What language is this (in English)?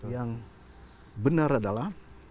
Indonesian